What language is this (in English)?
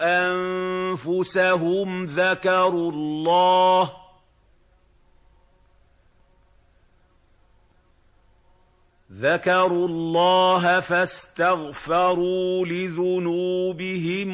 Arabic